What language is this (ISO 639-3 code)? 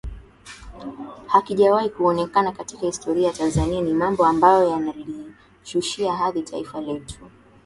swa